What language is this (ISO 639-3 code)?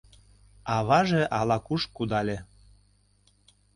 chm